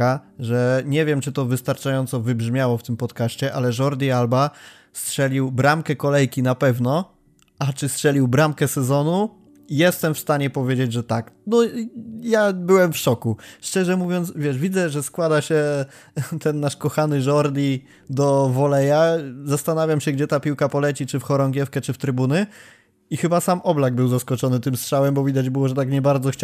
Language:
Polish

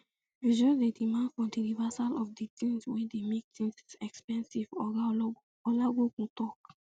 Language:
Nigerian Pidgin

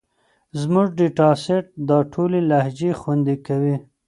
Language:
Pashto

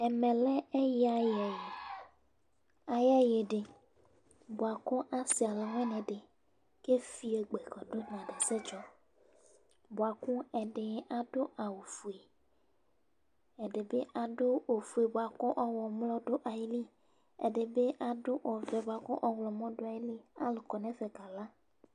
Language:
Ikposo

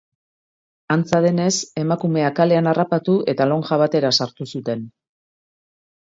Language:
Basque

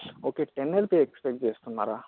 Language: Telugu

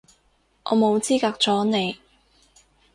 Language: Cantonese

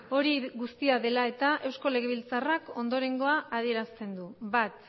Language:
Basque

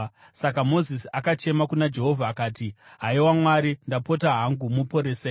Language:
Shona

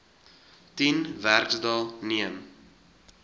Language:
Afrikaans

